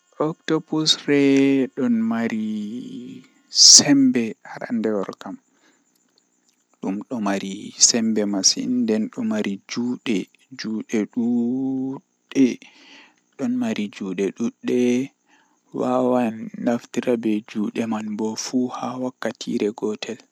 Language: Western Niger Fulfulde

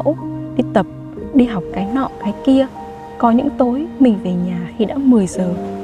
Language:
Vietnamese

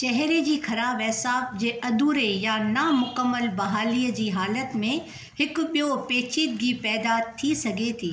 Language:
Sindhi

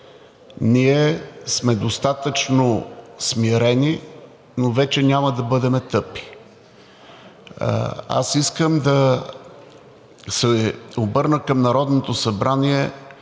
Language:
Bulgarian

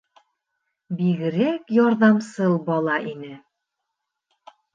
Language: Bashkir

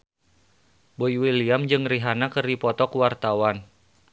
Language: Sundanese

